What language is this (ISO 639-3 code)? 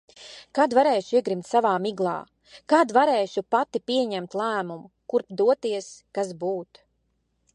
lav